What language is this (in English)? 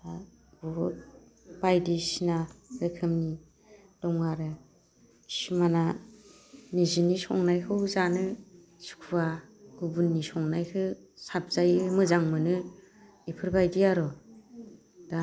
Bodo